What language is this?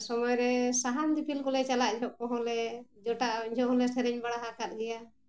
Santali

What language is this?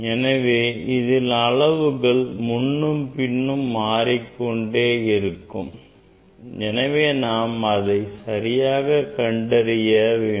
Tamil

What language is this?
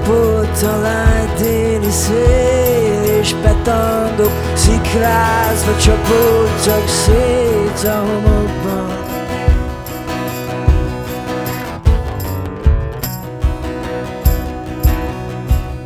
Hungarian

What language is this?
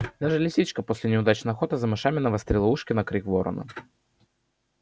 Russian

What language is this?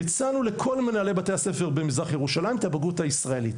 Hebrew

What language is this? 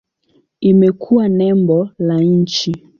Swahili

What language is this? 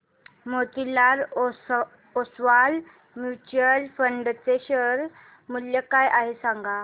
Marathi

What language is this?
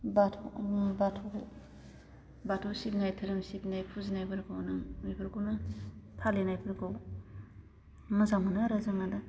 Bodo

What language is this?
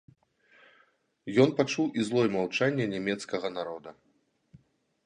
Belarusian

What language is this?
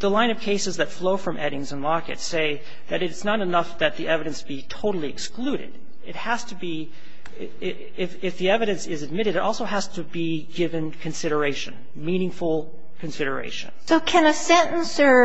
English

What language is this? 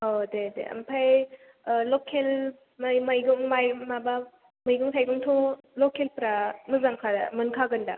Bodo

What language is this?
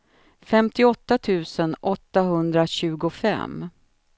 Swedish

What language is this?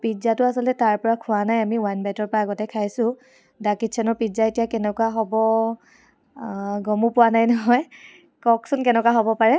Assamese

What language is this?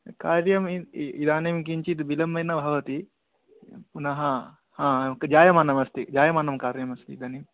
Sanskrit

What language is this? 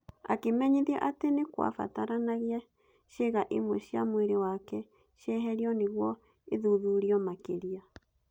Kikuyu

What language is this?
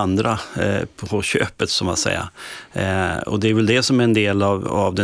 Swedish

